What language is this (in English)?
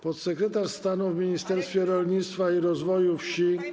Polish